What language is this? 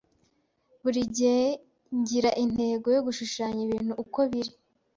Kinyarwanda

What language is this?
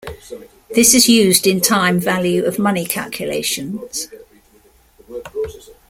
English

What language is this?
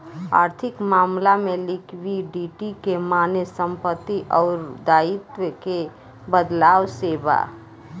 Bhojpuri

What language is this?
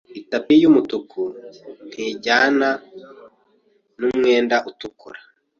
Kinyarwanda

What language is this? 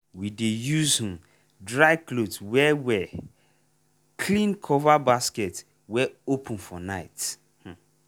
Nigerian Pidgin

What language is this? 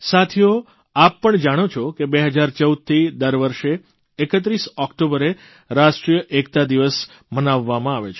Gujarati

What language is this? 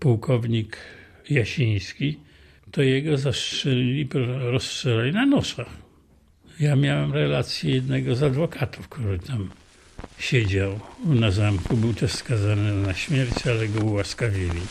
Polish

